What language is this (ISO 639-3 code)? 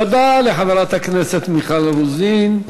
heb